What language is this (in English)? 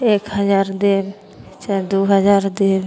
Maithili